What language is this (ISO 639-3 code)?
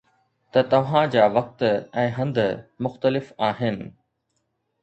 snd